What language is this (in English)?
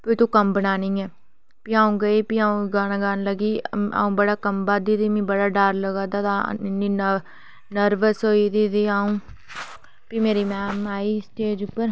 Dogri